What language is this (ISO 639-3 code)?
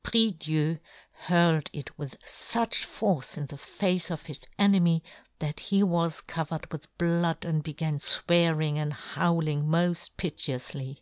eng